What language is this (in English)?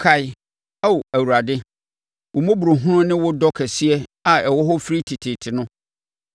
Akan